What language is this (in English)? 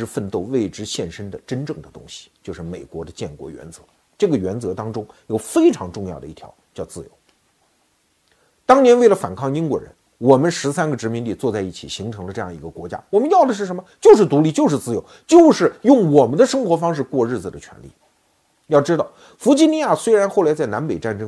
Chinese